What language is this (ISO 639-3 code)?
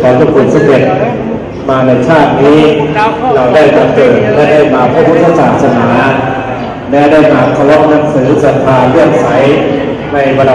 tha